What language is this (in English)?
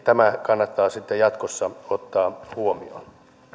Finnish